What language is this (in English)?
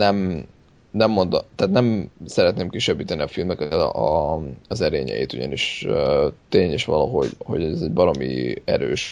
Hungarian